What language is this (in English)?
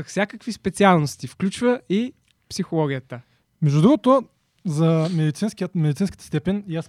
Bulgarian